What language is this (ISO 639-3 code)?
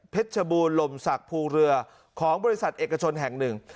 tha